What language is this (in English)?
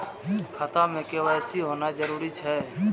Maithili